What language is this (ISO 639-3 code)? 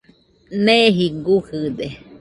hux